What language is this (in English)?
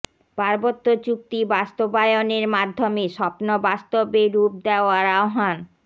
Bangla